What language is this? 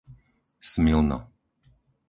Slovak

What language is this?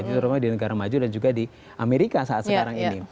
Indonesian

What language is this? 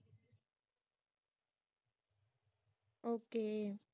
Punjabi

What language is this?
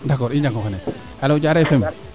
Serer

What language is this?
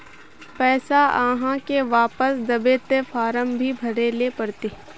Magahi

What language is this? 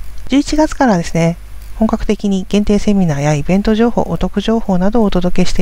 Japanese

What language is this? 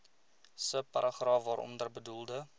Afrikaans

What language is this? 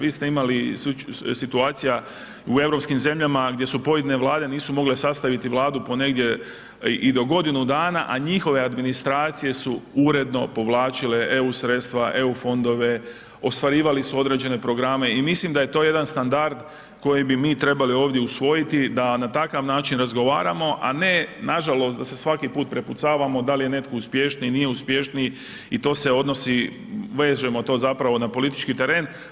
Croatian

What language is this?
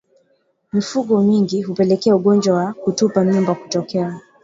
Swahili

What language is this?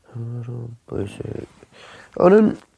Welsh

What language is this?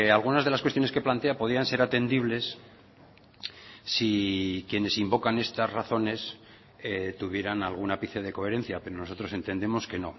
Spanish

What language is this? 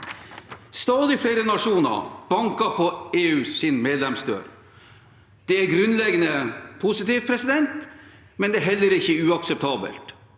Norwegian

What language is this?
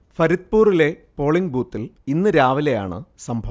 Malayalam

